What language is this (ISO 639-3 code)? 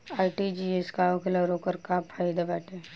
bho